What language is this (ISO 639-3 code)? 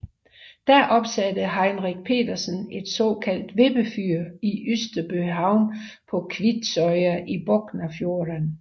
dan